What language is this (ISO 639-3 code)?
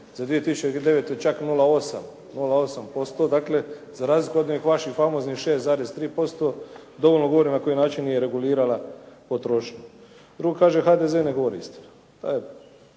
hrv